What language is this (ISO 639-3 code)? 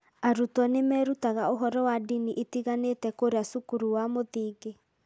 kik